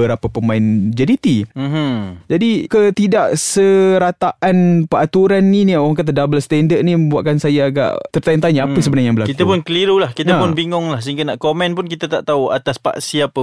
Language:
Malay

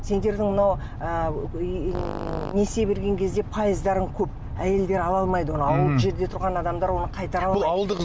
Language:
Kazakh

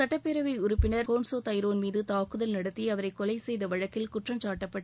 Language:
Tamil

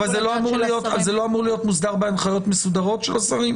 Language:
Hebrew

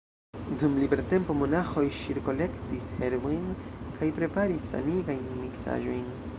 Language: Esperanto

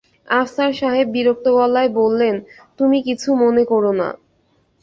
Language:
Bangla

